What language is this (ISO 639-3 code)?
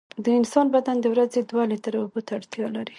pus